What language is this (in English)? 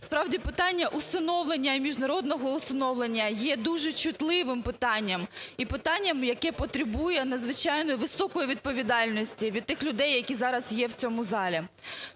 Ukrainian